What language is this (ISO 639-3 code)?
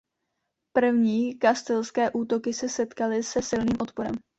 ces